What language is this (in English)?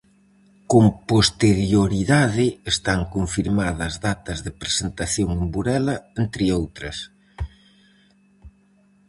Galician